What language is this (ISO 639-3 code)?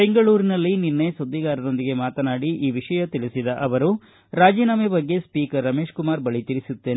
kan